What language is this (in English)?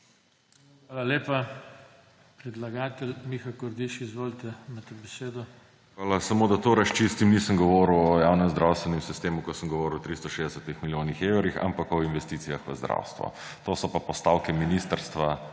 Slovenian